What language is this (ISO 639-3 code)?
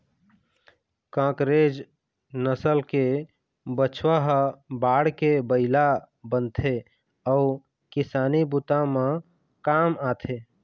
hne